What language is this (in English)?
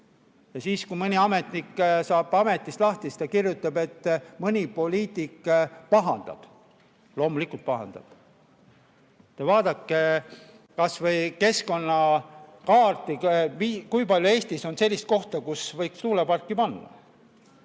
Estonian